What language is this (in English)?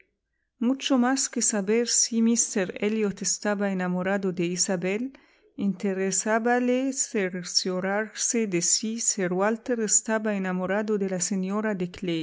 Spanish